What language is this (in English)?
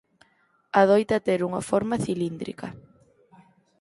Galician